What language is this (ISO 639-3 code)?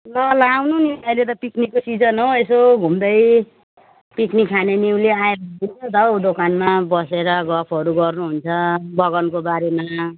nep